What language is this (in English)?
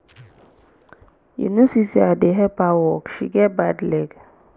Nigerian Pidgin